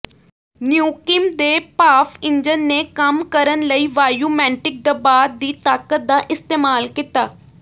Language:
Punjabi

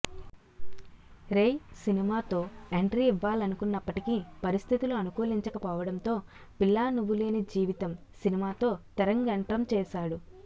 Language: Telugu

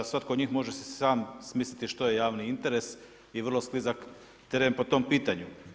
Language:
Croatian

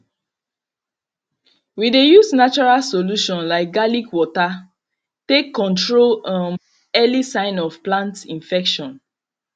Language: Nigerian Pidgin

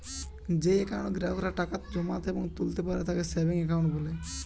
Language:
Bangla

